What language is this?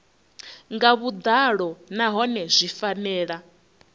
Venda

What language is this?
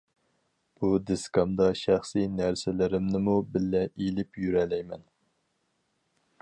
Uyghur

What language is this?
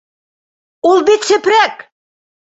Bashkir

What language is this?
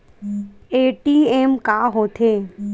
Chhattisgarhi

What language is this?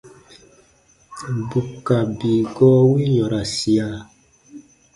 Baatonum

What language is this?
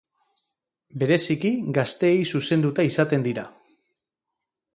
Basque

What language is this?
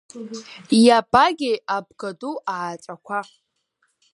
Abkhazian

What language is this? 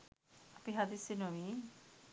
Sinhala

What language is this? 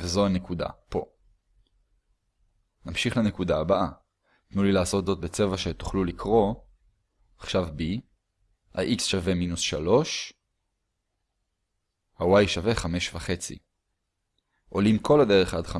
Hebrew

